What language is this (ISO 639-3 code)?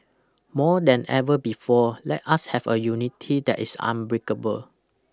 eng